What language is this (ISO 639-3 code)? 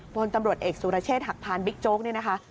tha